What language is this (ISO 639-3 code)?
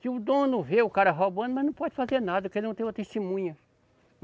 por